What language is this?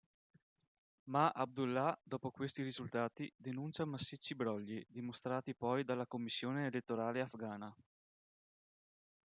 Italian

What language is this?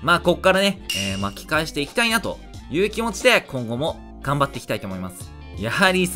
Japanese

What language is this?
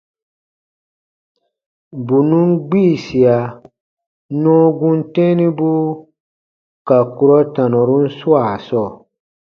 Baatonum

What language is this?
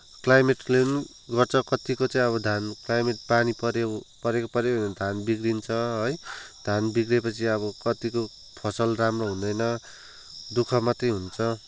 Nepali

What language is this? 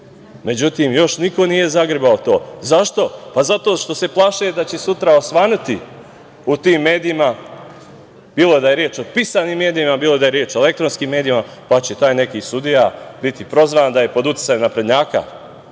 Serbian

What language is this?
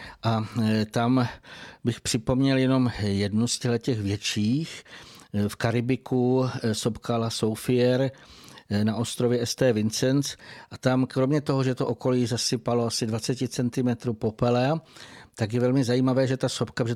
Czech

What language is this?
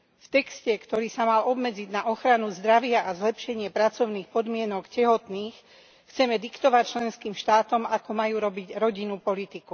Slovak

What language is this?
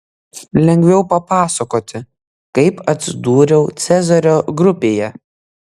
Lithuanian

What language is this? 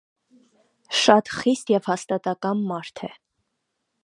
Armenian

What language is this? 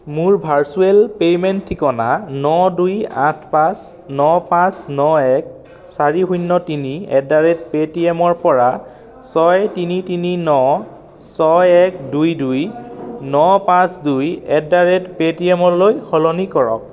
Assamese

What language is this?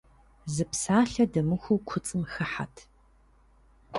Kabardian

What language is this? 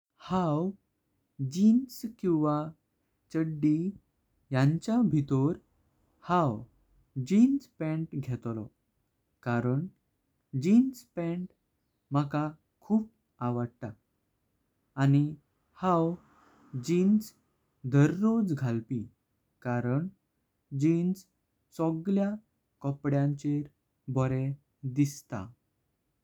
Konkani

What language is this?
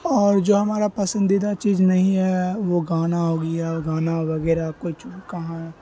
Urdu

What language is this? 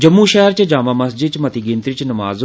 Dogri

